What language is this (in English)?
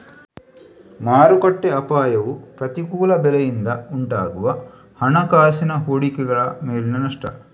Kannada